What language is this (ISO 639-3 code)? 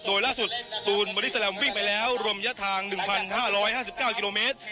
tha